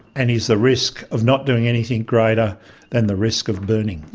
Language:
English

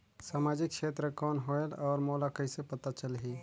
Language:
Chhattisgarhi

